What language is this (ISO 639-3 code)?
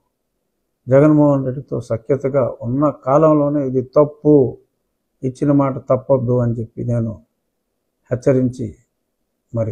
tel